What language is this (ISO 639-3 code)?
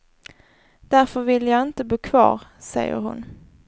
swe